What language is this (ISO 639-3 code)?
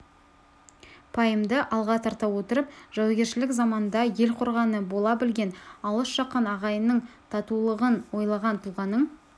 kaz